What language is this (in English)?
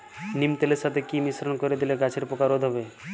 Bangla